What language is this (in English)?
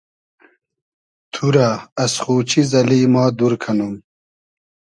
Hazaragi